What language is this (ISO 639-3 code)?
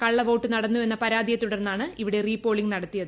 mal